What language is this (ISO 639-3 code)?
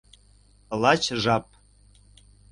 chm